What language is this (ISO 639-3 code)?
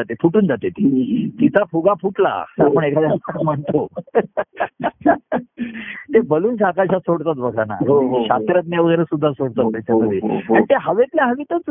mar